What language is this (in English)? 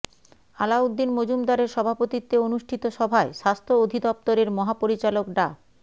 Bangla